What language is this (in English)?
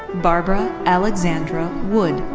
English